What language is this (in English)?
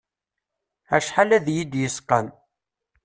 Kabyle